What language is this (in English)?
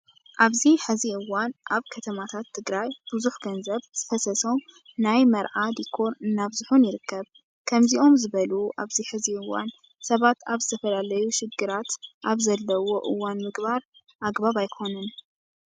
Tigrinya